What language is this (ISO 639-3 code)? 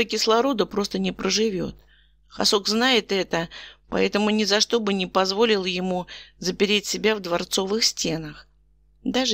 rus